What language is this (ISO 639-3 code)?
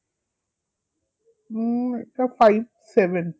ben